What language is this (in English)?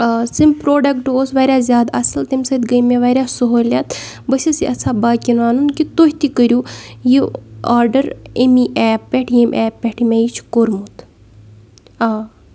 Kashmiri